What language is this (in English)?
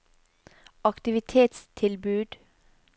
Norwegian